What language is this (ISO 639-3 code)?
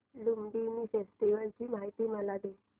mar